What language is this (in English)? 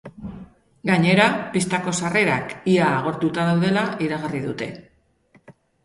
Basque